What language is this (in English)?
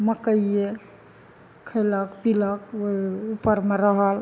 Maithili